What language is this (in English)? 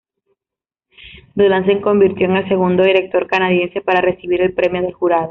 Spanish